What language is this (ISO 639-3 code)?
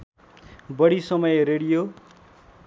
nep